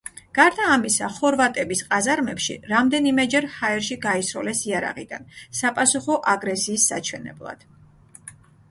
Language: Georgian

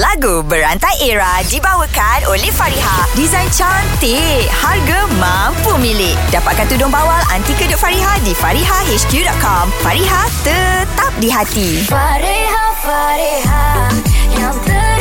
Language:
Malay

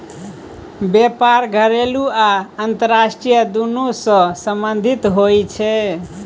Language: Maithili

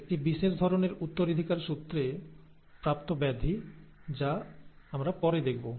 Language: Bangla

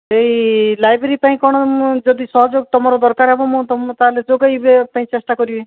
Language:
Odia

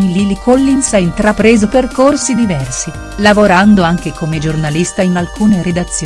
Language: Italian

